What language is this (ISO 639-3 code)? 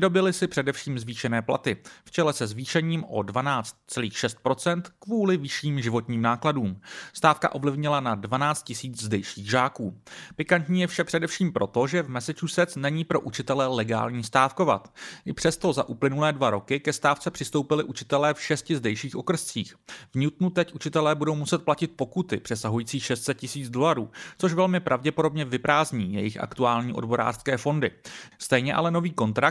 ces